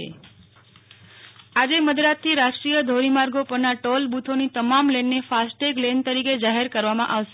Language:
Gujarati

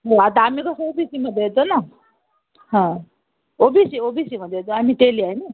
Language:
Marathi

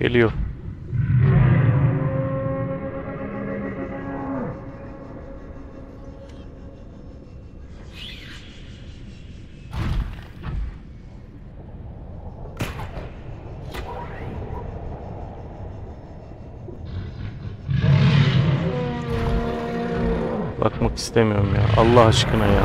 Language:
Turkish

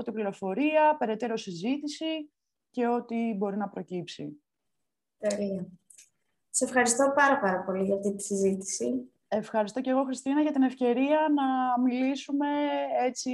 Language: Greek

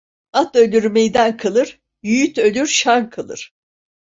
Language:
Turkish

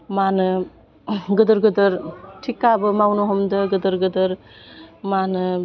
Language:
Bodo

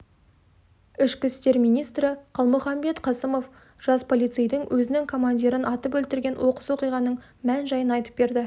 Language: Kazakh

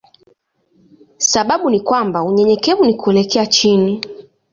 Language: Swahili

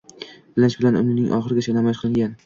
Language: Uzbek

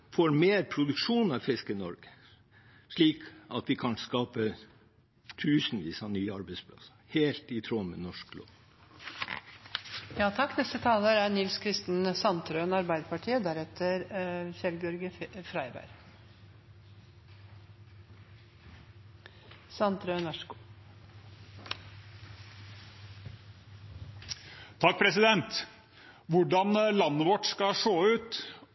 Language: Norwegian Bokmål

